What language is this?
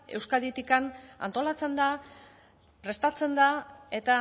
Basque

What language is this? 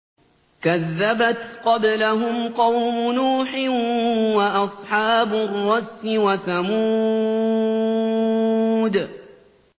Arabic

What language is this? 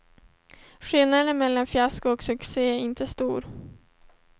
Swedish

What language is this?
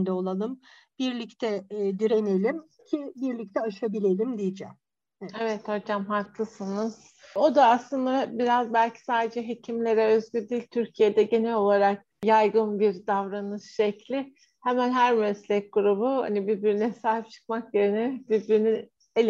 Turkish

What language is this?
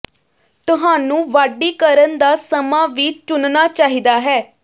Punjabi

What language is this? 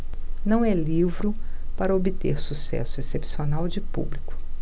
Portuguese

